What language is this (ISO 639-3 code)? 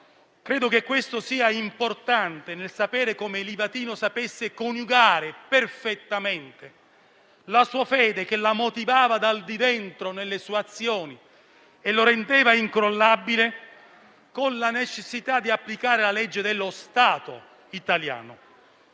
ita